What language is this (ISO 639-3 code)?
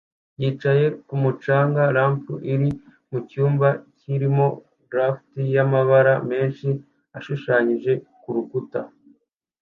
kin